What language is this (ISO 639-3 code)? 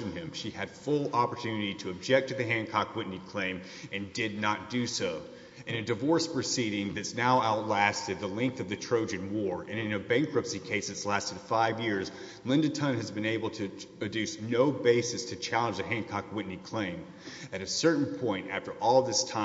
eng